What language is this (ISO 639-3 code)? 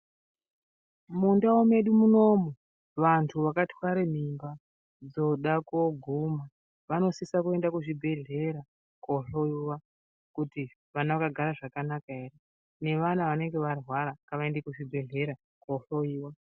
ndc